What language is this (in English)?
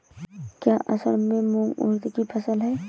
Hindi